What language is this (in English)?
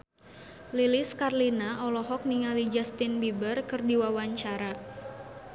Sundanese